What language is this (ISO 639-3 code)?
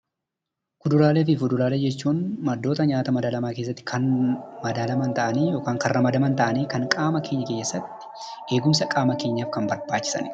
orm